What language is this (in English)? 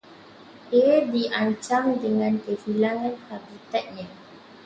Malay